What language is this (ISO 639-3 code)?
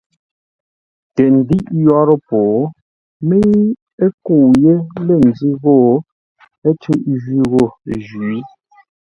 nla